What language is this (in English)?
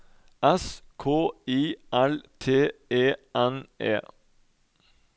Norwegian